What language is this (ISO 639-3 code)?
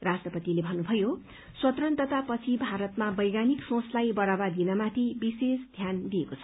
nep